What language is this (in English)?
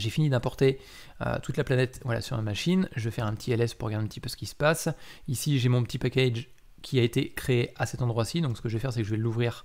French